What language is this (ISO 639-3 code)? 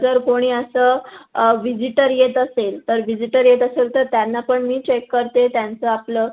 mar